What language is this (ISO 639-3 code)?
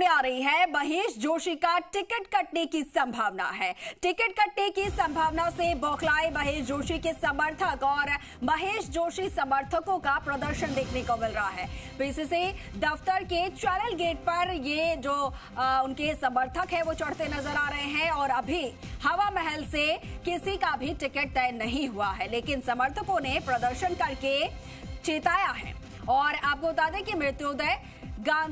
hin